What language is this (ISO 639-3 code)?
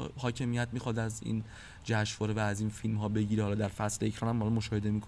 fas